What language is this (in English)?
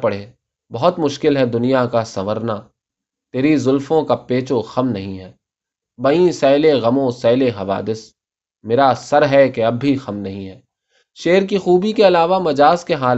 Urdu